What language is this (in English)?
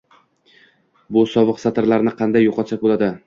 Uzbek